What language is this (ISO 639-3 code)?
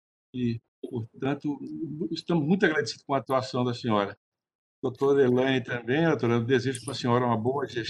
por